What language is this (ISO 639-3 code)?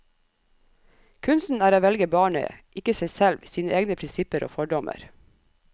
nor